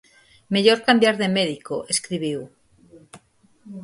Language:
Galician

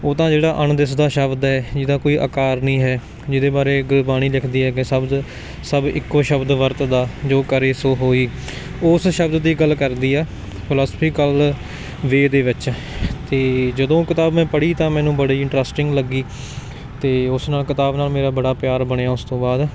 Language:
Punjabi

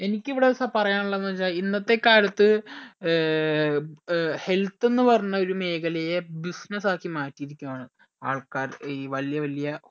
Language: Malayalam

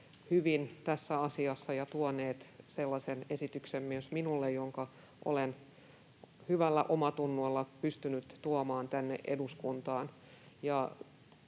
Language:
Finnish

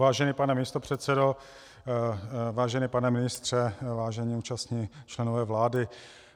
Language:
Czech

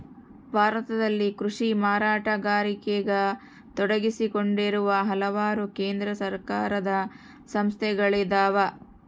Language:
Kannada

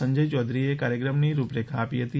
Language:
Gujarati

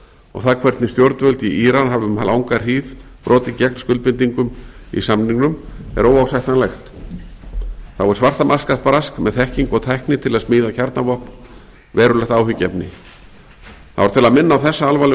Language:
Icelandic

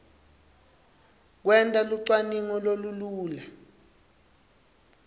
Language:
Swati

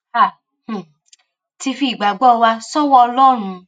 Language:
Yoruba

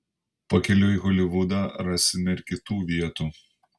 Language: Lithuanian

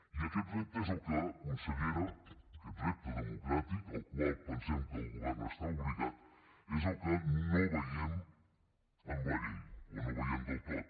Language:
Catalan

